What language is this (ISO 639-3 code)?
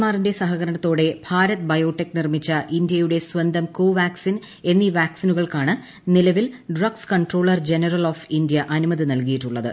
mal